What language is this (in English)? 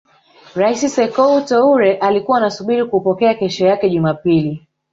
Swahili